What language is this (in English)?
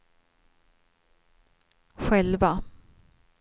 Swedish